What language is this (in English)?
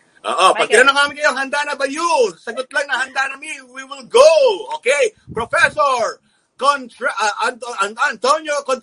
Filipino